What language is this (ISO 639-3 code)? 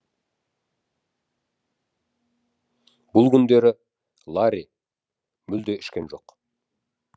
kaz